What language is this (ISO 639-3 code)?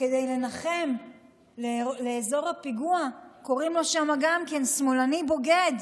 heb